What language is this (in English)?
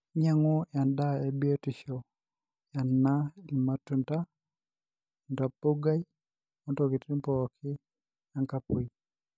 Masai